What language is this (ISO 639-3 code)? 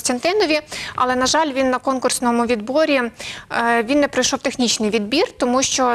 ukr